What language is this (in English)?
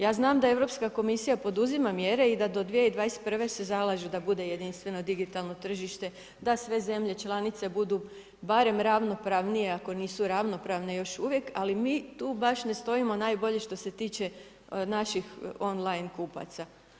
Croatian